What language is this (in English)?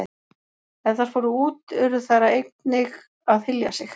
Icelandic